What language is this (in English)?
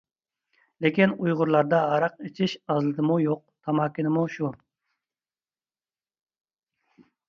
Uyghur